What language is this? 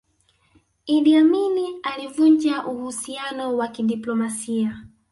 Swahili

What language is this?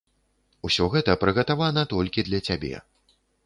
Belarusian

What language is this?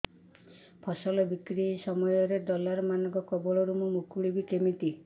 Odia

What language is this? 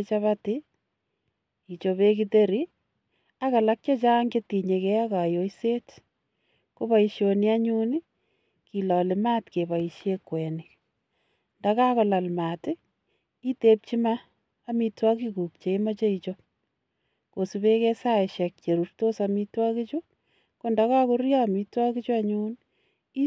Kalenjin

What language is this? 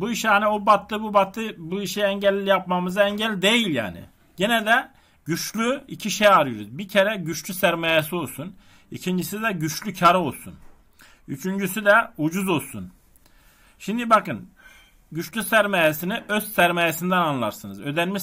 Turkish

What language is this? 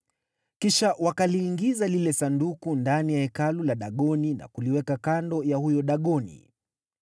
Swahili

